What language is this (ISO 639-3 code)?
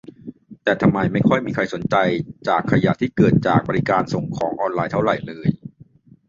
tha